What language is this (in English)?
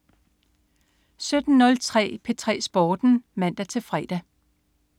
Danish